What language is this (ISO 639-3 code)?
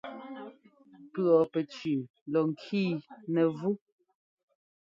jgo